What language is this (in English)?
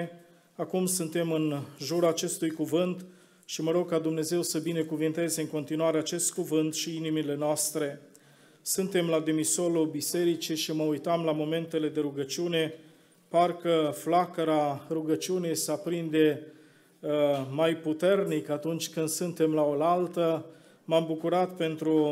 Romanian